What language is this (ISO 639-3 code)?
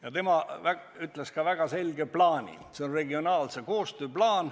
est